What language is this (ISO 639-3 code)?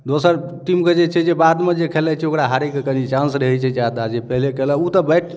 mai